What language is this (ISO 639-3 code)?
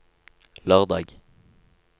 nor